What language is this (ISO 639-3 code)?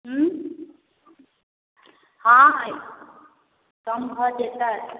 mai